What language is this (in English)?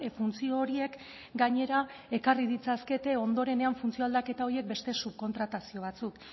Basque